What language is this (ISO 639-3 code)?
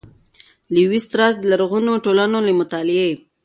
pus